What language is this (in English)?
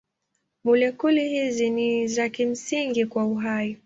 Swahili